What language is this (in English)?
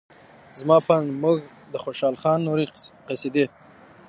Pashto